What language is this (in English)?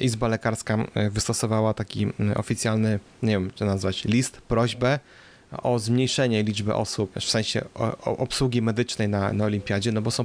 Polish